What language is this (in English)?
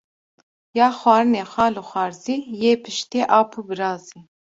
Kurdish